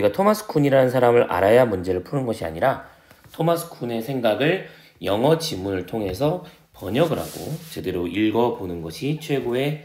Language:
Korean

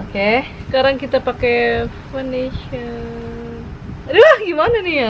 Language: Indonesian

